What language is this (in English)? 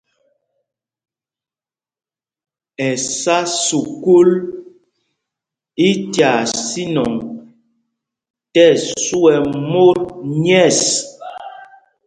Mpumpong